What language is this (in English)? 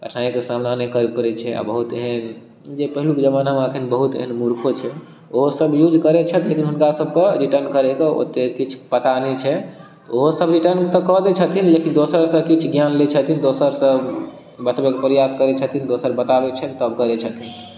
Maithili